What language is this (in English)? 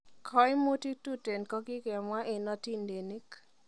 Kalenjin